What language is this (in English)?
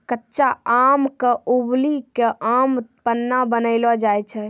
Maithili